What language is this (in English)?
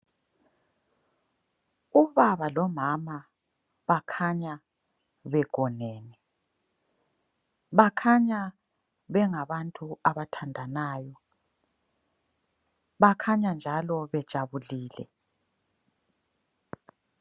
North Ndebele